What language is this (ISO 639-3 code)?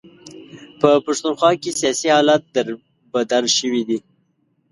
pus